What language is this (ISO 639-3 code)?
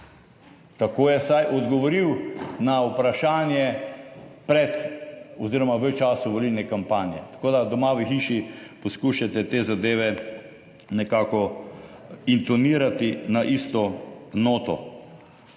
slv